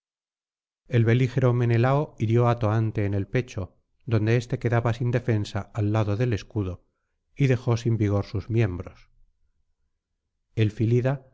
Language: Spanish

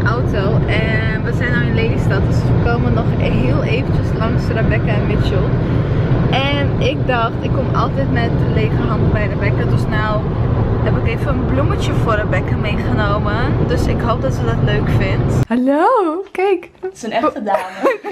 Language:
Dutch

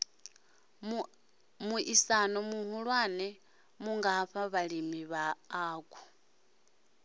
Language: Venda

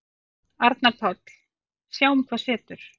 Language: Icelandic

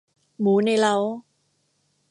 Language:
Thai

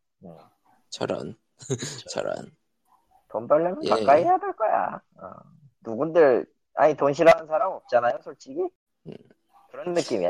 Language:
Korean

